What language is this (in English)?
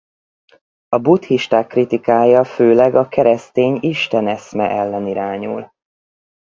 Hungarian